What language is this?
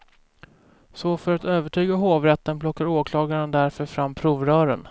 Swedish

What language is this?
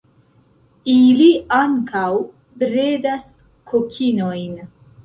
Esperanto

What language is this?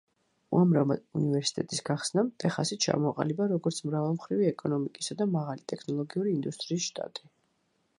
Georgian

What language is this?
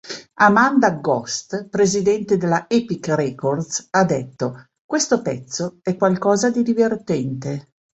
Italian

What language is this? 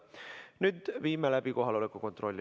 Estonian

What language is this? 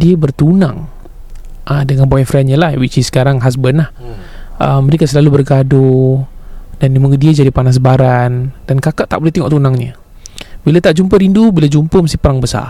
Malay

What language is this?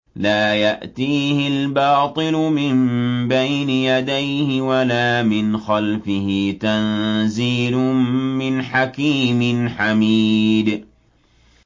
Arabic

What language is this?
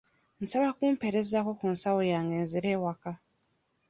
Ganda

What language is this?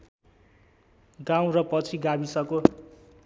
Nepali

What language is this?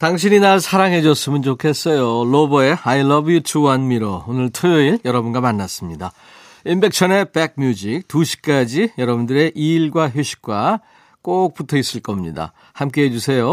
Korean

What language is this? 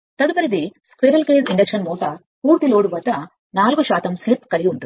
Telugu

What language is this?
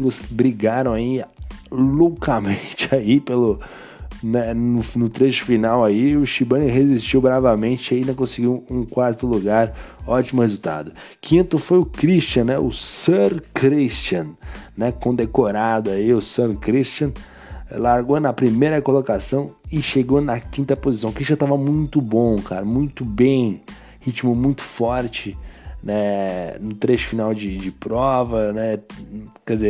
Portuguese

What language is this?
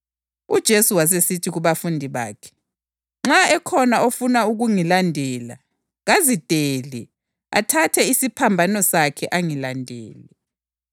North Ndebele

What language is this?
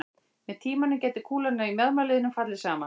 Icelandic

